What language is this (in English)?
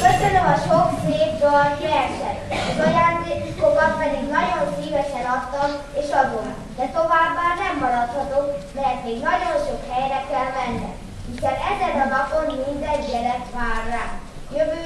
Hungarian